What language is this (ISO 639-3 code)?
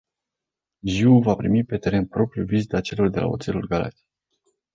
ron